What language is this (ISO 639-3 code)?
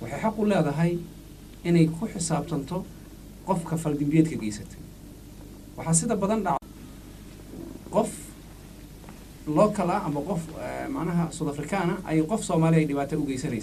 ara